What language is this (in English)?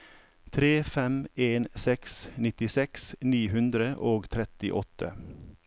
Norwegian